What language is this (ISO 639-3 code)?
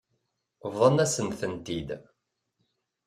kab